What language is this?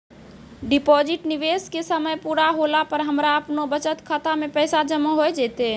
Maithili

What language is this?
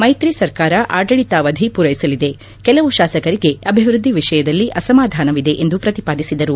Kannada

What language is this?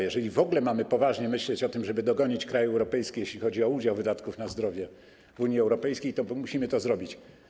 Polish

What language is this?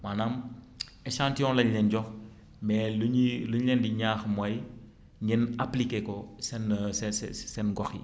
Wolof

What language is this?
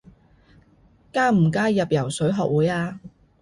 Cantonese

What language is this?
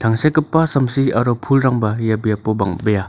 Garo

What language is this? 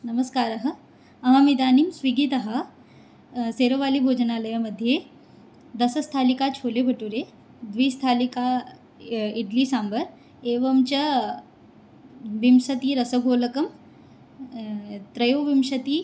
Sanskrit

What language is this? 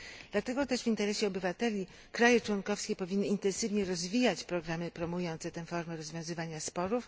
Polish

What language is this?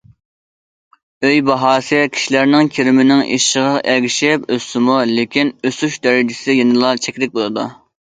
Uyghur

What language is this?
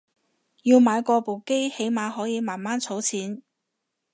Cantonese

